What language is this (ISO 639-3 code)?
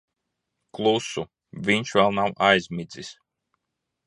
lav